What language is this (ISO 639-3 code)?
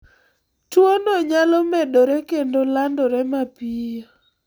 luo